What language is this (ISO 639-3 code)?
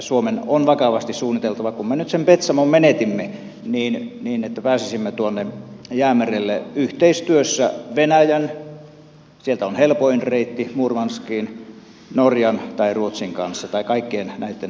fin